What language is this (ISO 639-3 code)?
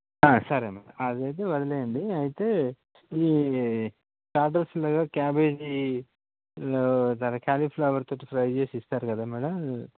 tel